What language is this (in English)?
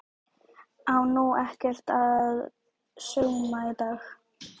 Icelandic